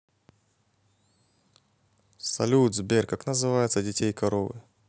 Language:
Russian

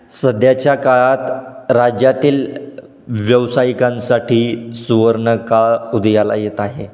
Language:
Marathi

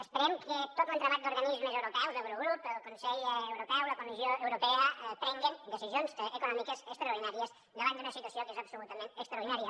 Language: Catalan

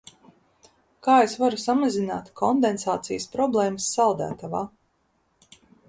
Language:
Latvian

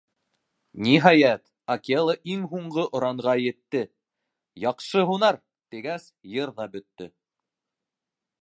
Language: Bashkir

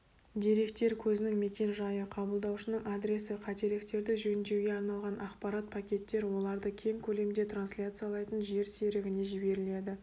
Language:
Kazakh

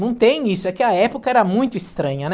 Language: Portuguese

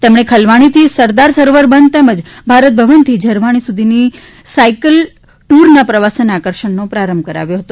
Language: Gujarati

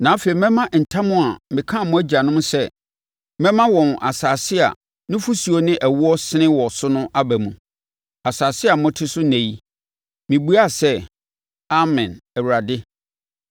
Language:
Akan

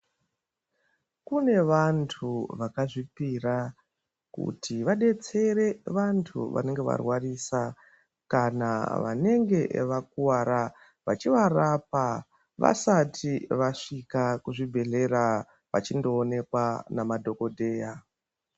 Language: Ndau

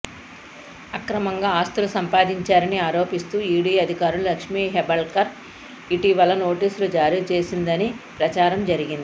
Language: Telugu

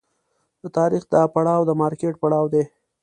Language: Pashto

